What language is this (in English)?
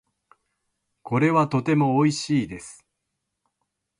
Japanese